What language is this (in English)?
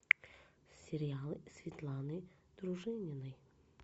Russian